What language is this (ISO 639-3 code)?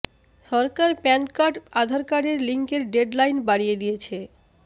ben